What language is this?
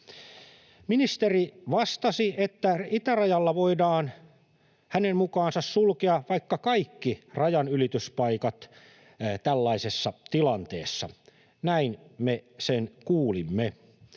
Finnish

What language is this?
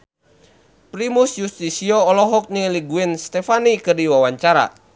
Sundanese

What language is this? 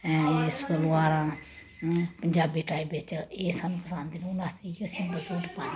Dogri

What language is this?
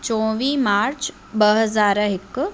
Sindhi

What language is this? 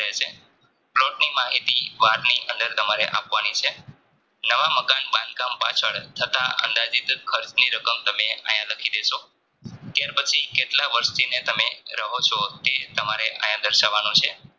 Gujarati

